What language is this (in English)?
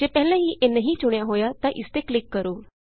Punjabi